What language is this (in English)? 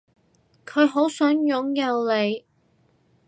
Cantonese